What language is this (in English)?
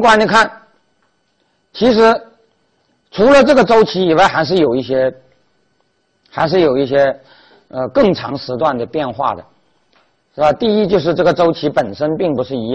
Chinese